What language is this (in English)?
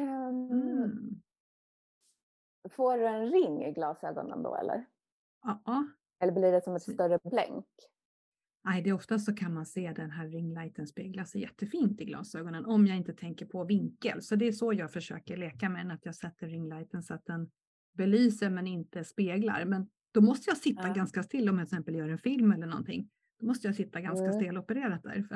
Swedish